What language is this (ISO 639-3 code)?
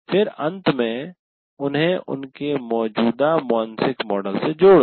hin